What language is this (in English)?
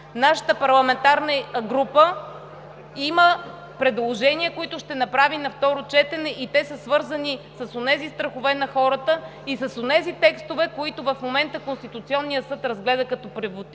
Bulgarian